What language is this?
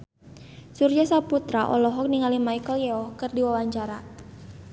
Sundanese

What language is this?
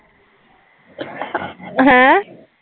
Punjabi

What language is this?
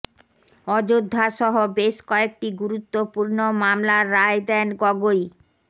Bangla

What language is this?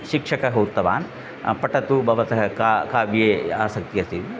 Sanskrit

